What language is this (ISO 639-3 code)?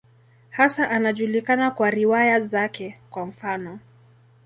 swa